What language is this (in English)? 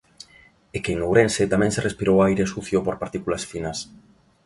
Galician